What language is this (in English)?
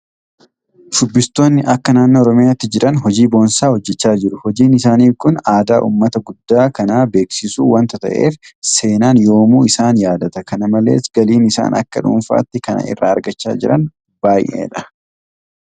Oromo